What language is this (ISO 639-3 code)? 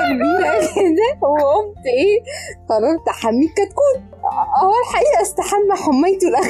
ara